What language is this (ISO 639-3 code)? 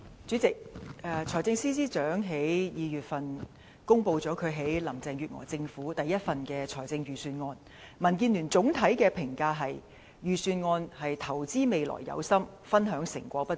yue